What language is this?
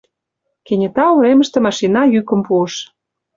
Mari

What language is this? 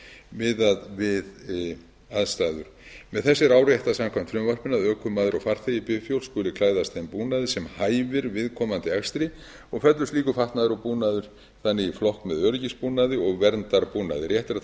Icelandic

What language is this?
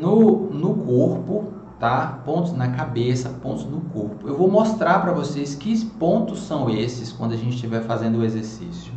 Portuguese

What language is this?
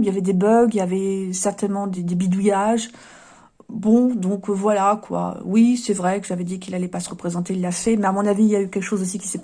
French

